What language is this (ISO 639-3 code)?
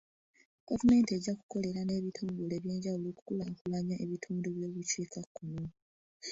lug